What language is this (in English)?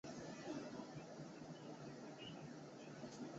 Chinese